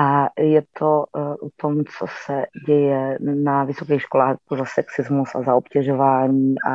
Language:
Czech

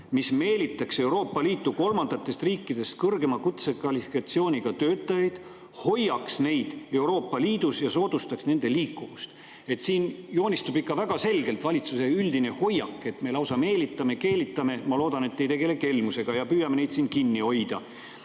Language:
Estonian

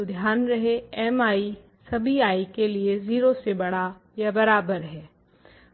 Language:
Hindi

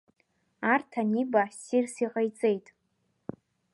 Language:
Abkhazian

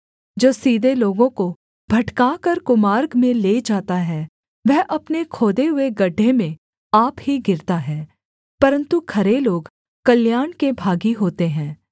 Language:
Hindi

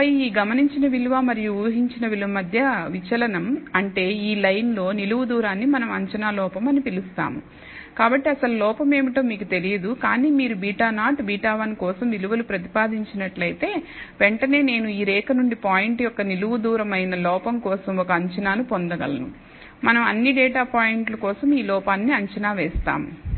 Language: Telugu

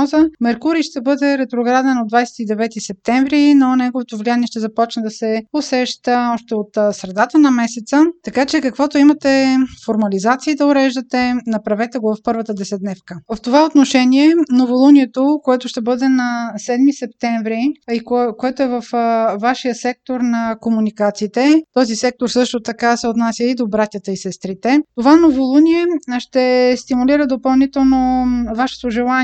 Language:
Bulgarian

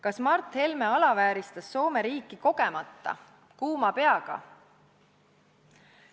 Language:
Estonian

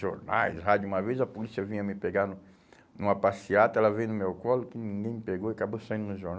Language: Portuguese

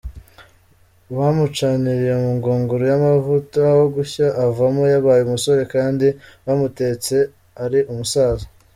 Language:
Kinyarwanda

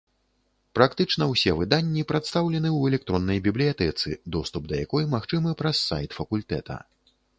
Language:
Belarusian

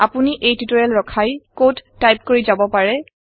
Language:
Assamese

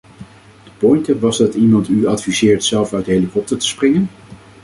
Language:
Dutch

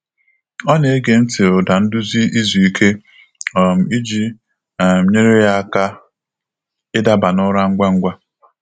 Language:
Igbo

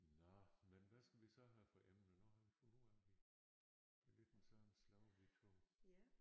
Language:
Danish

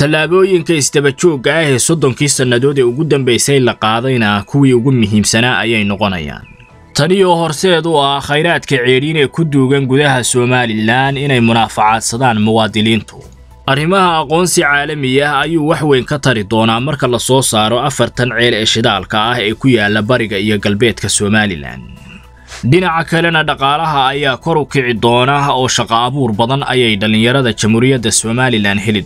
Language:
Arabic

